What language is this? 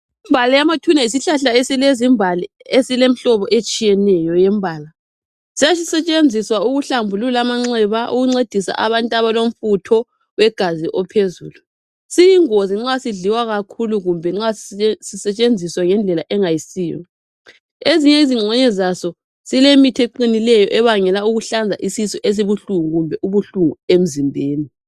North Ndebele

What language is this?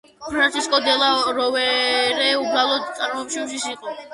Georgian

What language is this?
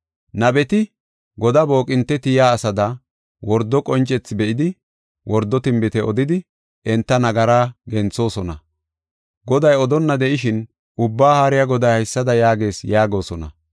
Gofa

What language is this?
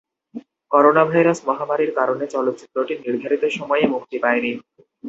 Bangla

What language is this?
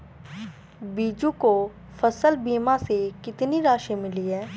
Hindi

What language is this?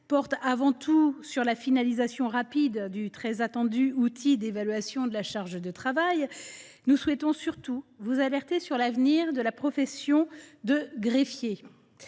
French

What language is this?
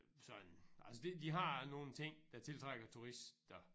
Danish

